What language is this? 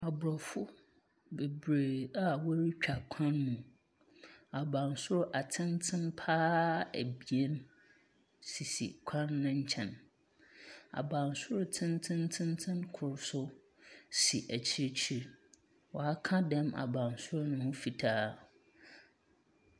Akan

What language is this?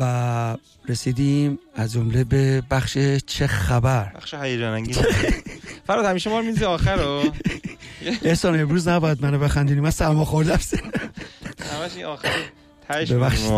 Persian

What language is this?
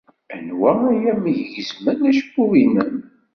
Kabyle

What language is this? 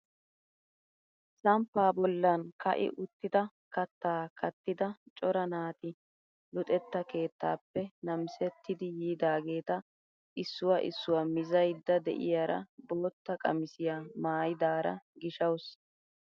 Wolaytta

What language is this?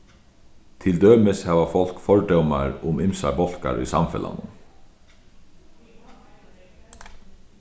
Faroese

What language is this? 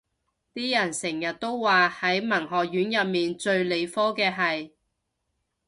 Cantonese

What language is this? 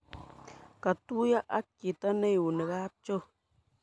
Kalenjin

